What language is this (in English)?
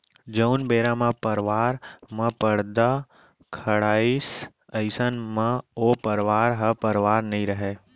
Chhattisgarhi